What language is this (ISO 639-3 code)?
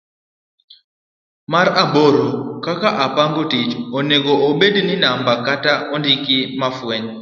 luo